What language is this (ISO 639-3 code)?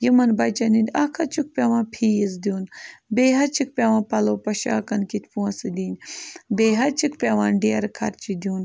kas